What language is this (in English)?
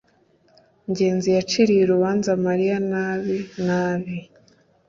Kinyarwanda